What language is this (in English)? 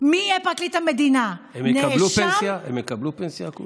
Hebrew